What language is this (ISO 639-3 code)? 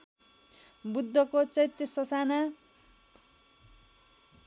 nep